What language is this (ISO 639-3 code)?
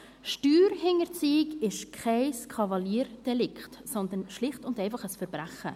gsw